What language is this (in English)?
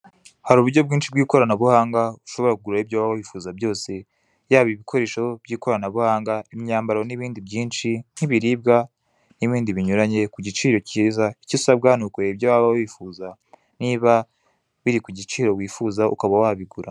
Kinyarwanda